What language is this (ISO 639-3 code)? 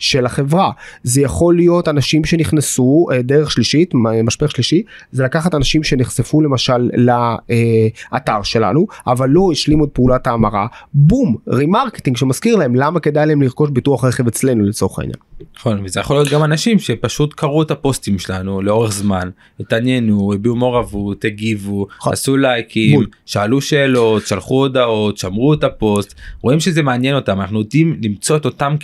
heb